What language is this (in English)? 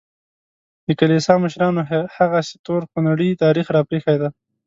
Pashto